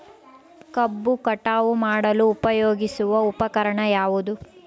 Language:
Kannada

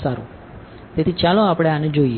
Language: Gujarati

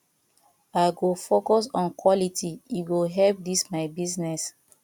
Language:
Nigerian Pidgin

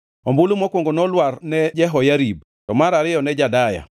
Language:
Luo (Kenya and Tanzania)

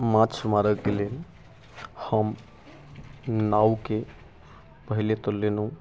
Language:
Maithili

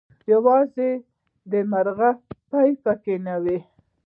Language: Pashto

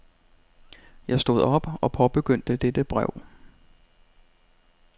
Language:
Danish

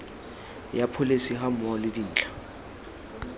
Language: Tswana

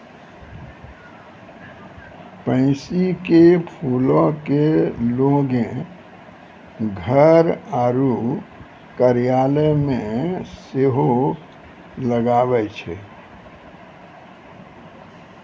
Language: Maithili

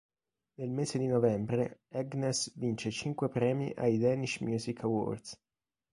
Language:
Italian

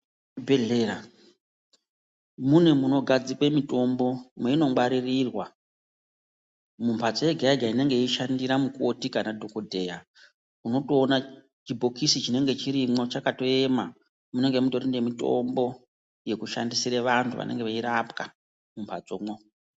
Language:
Ndau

